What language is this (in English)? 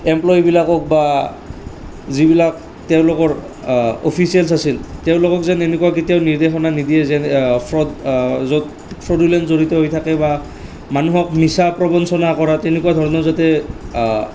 Assamese